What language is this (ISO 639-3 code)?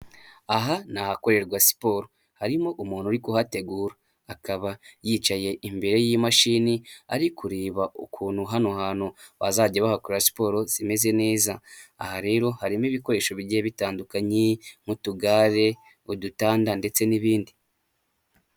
kin